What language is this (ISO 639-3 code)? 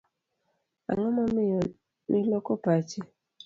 luo